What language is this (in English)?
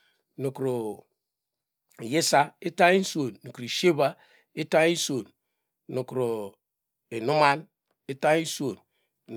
Degema